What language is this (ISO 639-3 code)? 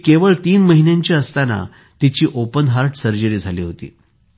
mar